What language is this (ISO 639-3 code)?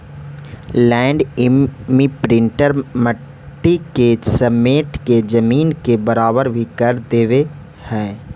mag